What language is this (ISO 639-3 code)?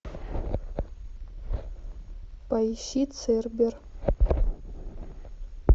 rus